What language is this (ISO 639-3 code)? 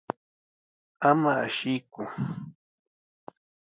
qws